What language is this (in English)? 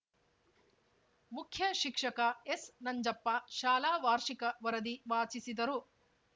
Kannada